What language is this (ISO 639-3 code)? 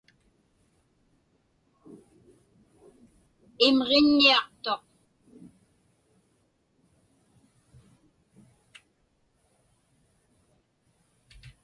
ipk